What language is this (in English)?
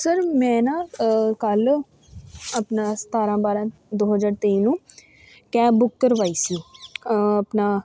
Punjabi